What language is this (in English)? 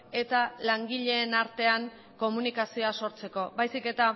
Basque